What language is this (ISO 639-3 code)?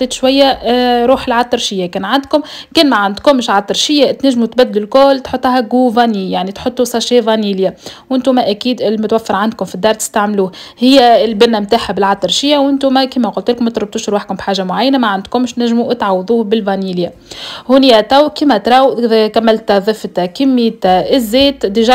ara